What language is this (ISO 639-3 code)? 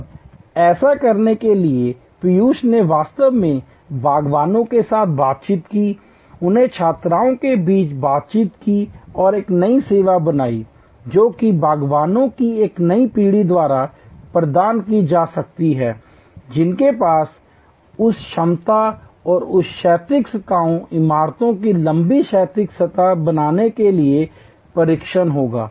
hin